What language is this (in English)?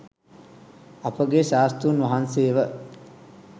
Sinhala